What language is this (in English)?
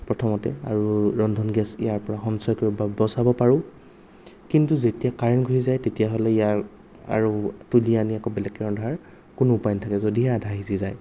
Assamese